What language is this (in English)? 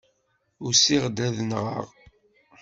Kabyle